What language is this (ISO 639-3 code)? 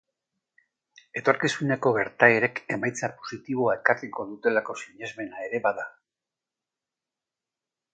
eus